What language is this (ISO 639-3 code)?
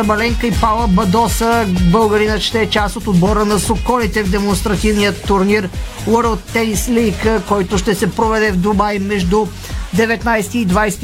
bul